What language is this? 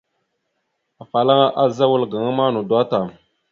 Mada (Cameroon)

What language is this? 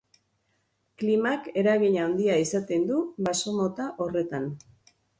Basque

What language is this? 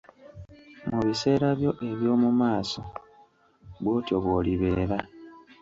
Ganda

